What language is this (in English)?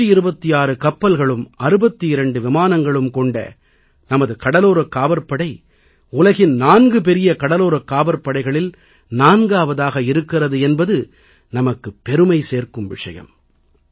Tamil